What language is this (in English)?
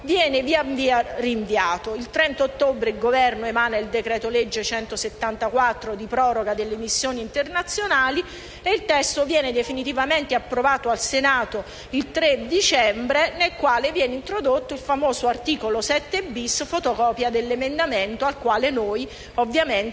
Italian